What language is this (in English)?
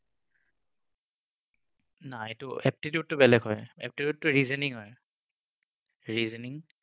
Assamese